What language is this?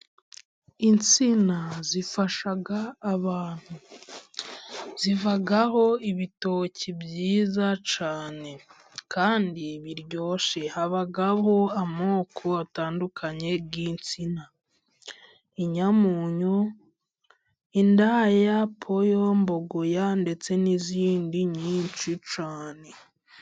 Kinyarwanda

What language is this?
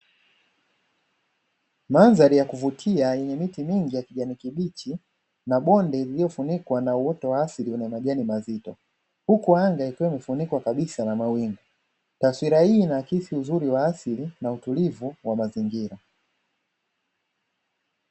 Swahili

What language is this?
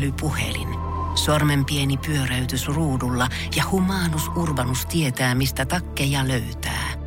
Finnish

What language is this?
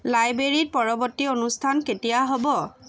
Assamese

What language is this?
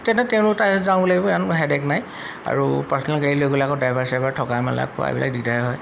Assamese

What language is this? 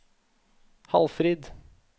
Norwegian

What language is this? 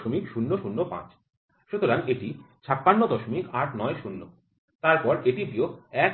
Bangla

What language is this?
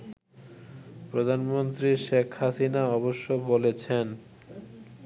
Bangla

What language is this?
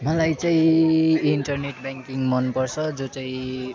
Nepali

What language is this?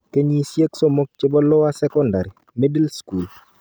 Kalenjin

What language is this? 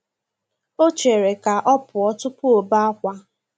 Igbo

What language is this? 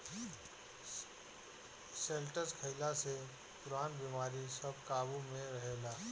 Bhojpuri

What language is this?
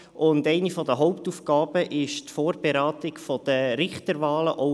Swiss German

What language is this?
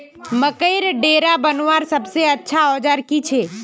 Magahi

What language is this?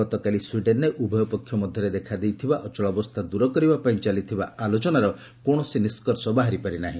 Odia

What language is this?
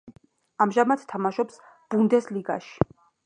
Georgian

